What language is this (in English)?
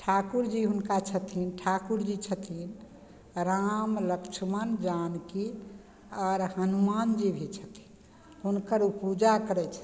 Maithili